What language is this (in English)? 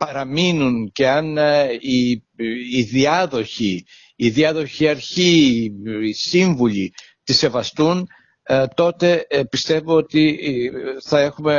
Greek